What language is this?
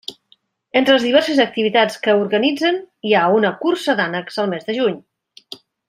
Catalan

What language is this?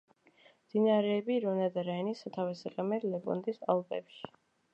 Georgian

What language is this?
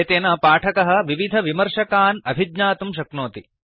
Sanskrit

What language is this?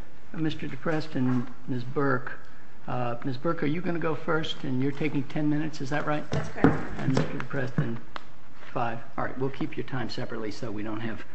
English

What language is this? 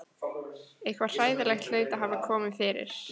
Icelandic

